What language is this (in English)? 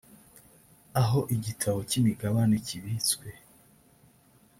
Kinyarwanda